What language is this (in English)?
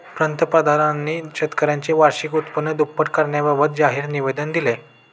Marathi